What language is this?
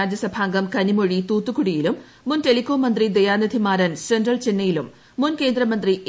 Malayalam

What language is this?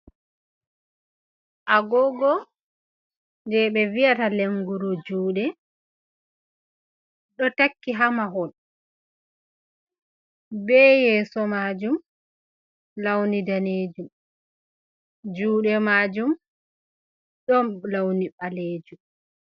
Fula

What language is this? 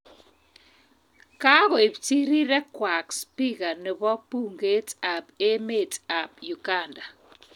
Kalenjin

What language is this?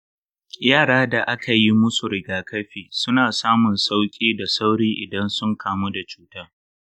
Hausa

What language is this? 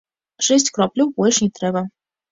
Belarusian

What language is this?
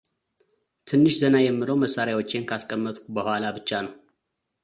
Amharic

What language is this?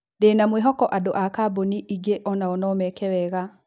Kikuyu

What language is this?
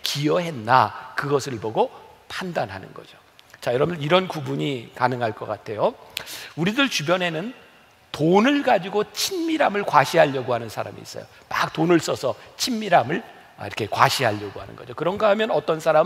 Korean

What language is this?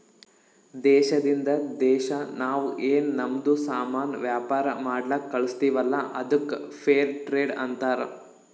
Kannada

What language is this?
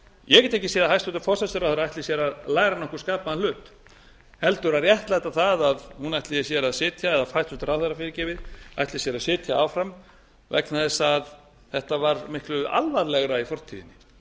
Icelandic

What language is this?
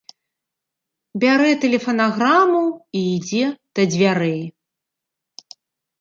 Belarusian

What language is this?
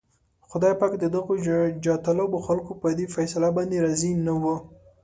Pashto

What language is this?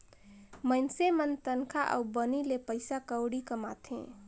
Chhattisgarhi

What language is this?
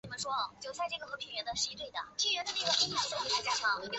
Chinese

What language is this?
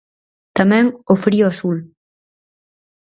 Galician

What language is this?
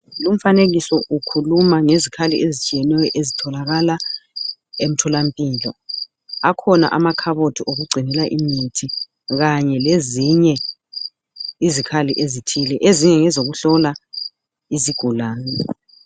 North Ndebele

